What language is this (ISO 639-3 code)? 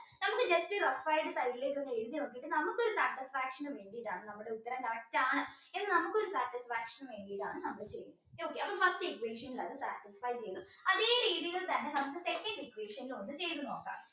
mal